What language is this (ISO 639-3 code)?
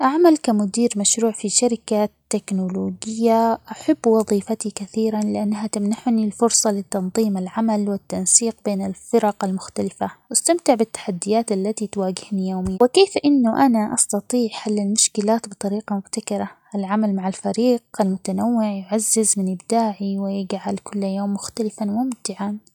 acx